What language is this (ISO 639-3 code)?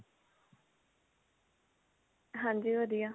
pan